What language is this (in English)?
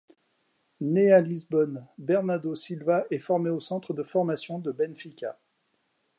French